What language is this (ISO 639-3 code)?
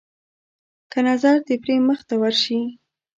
pus